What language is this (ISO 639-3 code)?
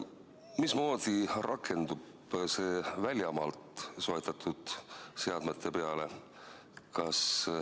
est